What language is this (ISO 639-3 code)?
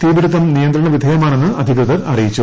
mal